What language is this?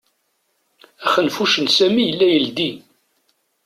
Kabyle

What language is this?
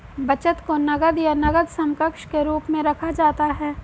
Hindi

